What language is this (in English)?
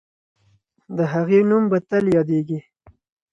Pashto